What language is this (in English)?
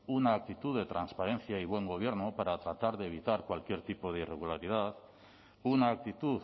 Spanish